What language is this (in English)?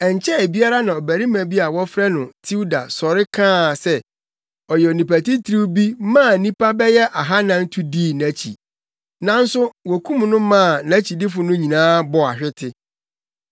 Akan